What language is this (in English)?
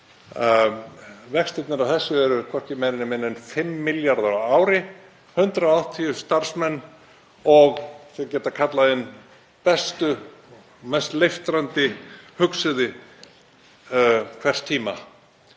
Icelandic